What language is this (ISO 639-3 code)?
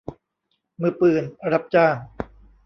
tha